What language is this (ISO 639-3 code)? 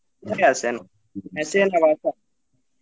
ben